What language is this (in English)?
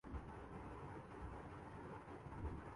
Urdu